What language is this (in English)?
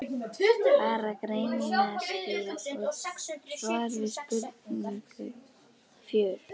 Icelandic